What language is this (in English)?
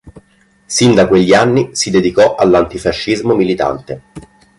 Italian